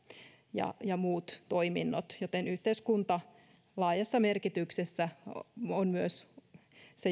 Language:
Finnish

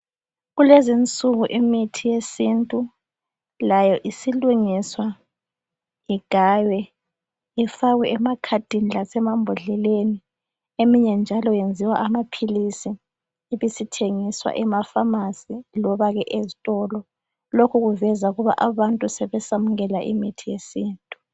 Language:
North Ndebele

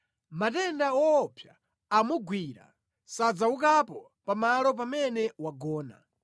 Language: Nyanja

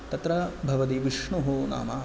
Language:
Sanskrit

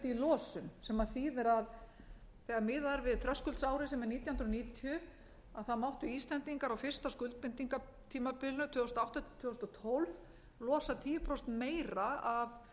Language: Icelandic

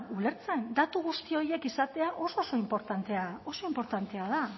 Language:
Basque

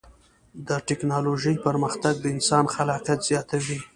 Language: Pashto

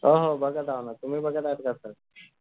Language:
Marathi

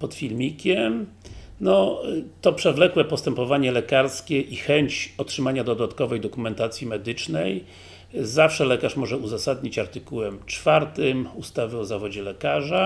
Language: Polish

